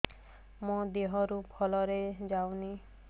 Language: Odia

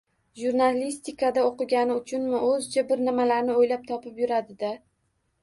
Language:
Uzbek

